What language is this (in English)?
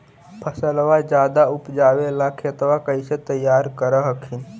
Magahi